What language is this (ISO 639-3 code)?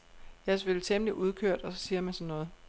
dan